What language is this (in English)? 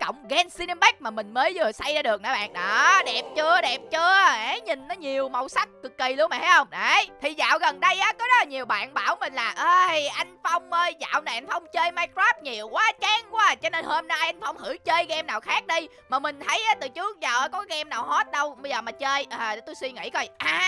Vietnamese